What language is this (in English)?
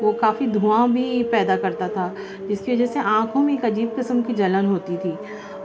Urdu